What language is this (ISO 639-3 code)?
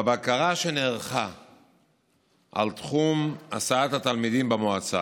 heb